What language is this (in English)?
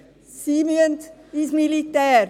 Swiss German